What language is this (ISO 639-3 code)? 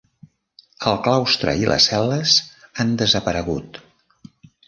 cat